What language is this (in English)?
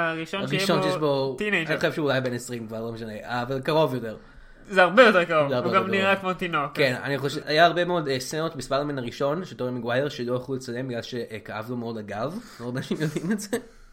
Hebrew